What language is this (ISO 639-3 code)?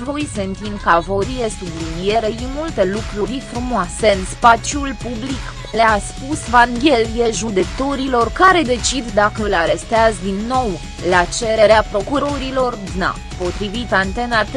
ron